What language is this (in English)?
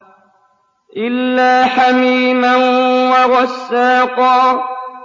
Arabic